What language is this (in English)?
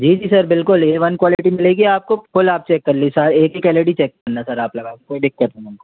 Hindi